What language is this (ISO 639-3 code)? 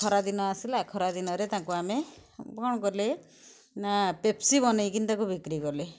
ori